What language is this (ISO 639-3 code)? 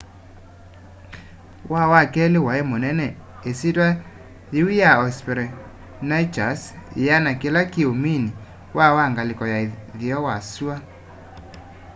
kam